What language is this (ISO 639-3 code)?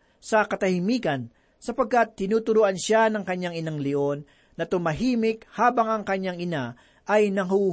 fil